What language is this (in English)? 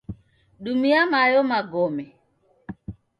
Taita